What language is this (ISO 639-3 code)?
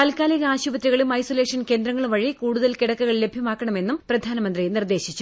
mal